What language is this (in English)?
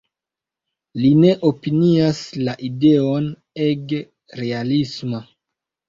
Esperanto